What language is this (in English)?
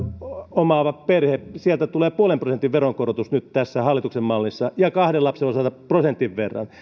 Finnish